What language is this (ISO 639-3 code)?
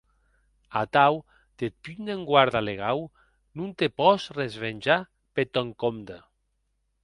oci